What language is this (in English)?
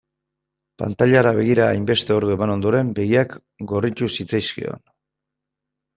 Basque